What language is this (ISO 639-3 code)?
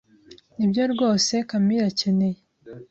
kin